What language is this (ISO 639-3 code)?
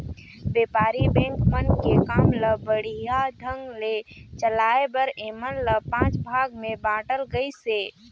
hne